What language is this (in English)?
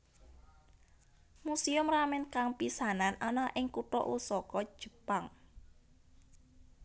Javanese